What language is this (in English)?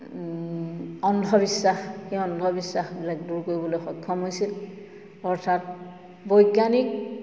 Assamese